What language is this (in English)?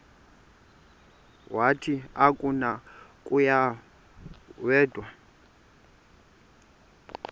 Xhosa